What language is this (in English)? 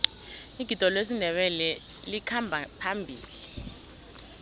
South Ndebele